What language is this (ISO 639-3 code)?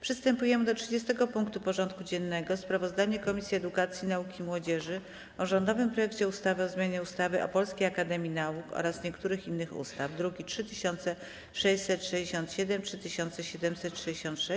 pol